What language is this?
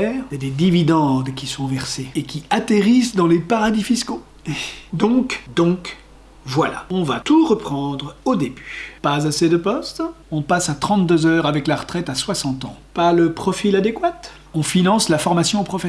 French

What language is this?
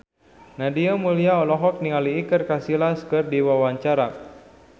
Sundanese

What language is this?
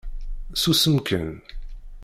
Kabyle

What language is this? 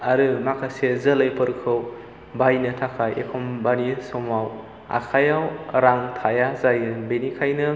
Bodo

